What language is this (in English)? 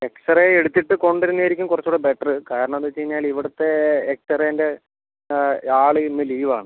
Malayalam